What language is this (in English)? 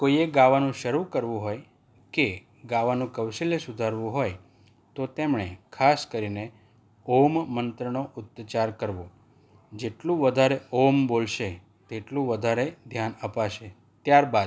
Gujarati